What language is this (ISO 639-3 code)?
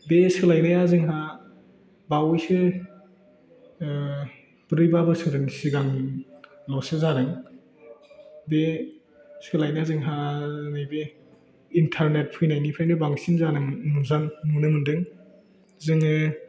brx